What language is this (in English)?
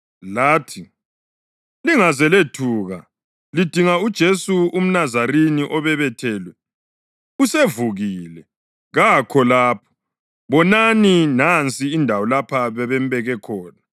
North Ndebele